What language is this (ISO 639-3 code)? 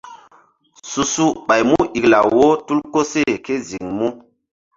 mdd